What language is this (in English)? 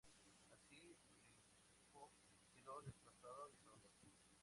Spanish